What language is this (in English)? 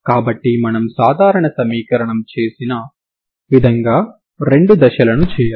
Telugu